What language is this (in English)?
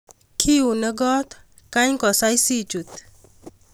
Kalenjin